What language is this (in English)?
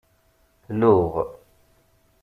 Kabyle